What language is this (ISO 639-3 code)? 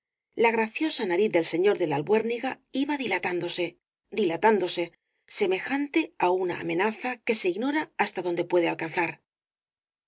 spa